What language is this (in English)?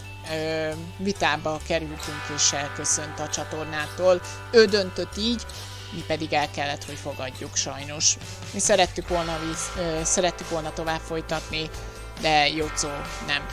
Hungarian